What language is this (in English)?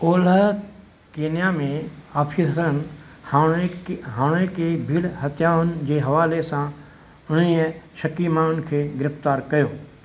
Sindhi